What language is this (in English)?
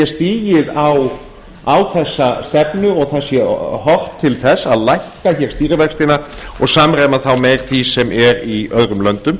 Icelandic